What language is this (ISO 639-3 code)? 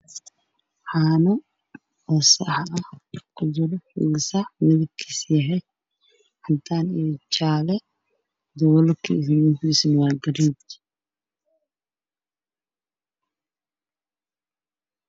som